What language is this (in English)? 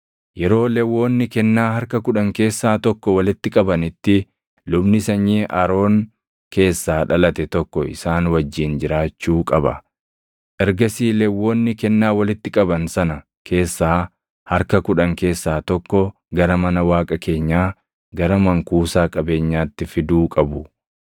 Oromo